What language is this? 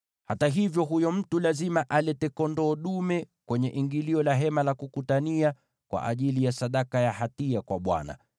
Swahili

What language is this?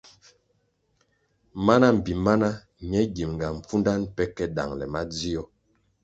Kwasio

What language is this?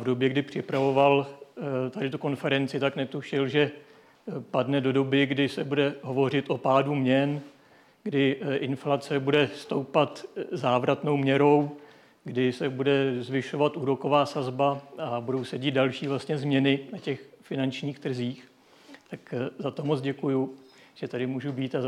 Czech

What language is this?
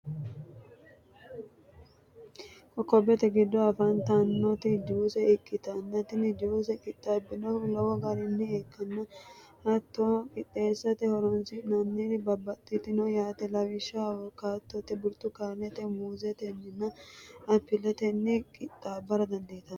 Sidamo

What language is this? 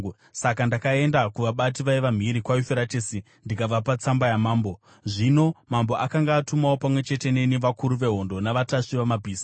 Shona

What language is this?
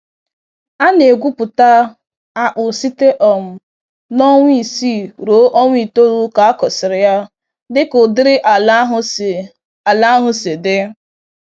Igbo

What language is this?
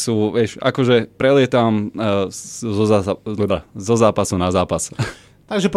Slovak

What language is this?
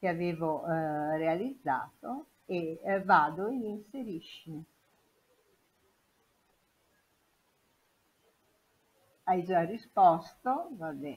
Italian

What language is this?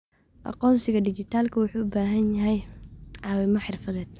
Somali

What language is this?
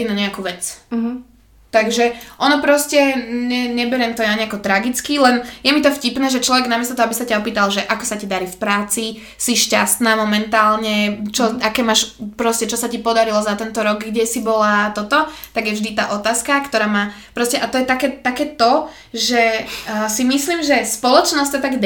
Slovak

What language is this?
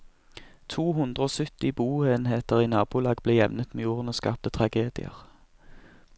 Norwegian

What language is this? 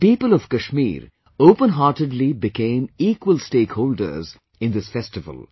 English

